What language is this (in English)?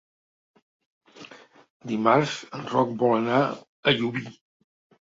Catalan